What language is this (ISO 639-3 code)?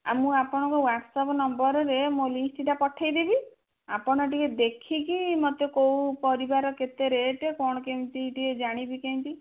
ori